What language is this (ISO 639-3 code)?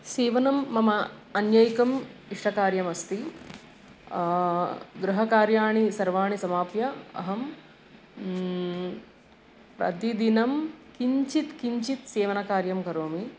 san